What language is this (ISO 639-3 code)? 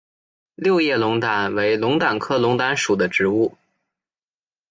zho